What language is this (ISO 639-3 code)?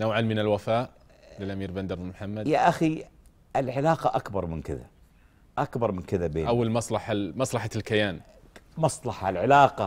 ara